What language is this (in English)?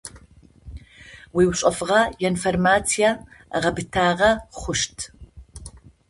Adyghe